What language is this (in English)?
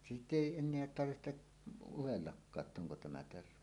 Finnish